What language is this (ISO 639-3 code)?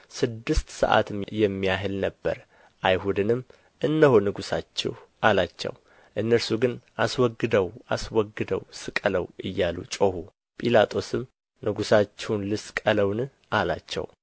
amh